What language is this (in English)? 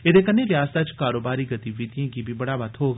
Dogri